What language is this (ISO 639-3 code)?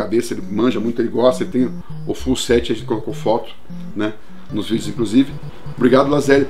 por